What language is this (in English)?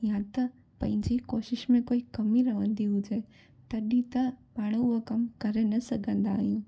Sindhi